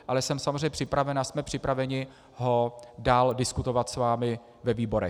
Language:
Czech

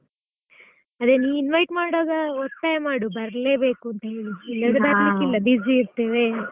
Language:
Kannada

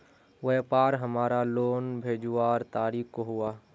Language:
Magahi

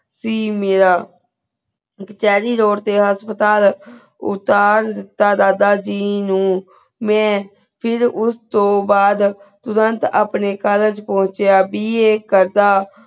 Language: Punjabi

